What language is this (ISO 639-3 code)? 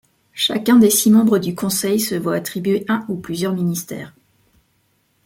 fra